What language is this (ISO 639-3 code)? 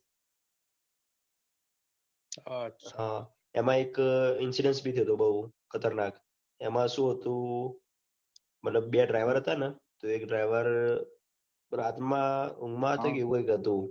guj